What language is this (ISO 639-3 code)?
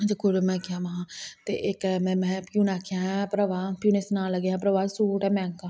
doi